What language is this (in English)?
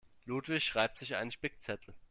German